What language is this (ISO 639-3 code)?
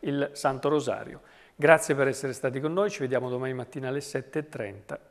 ita